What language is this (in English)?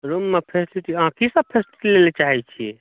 Maithili